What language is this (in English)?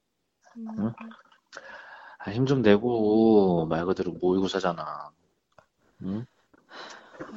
Korean